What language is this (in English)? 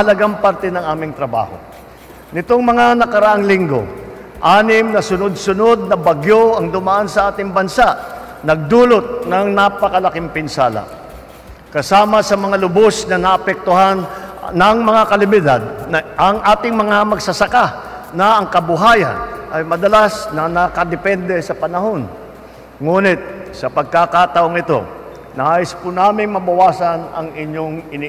Filipino